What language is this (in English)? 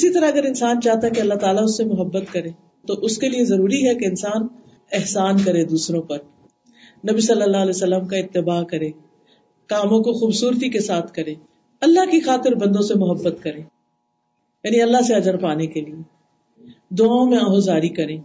Urdu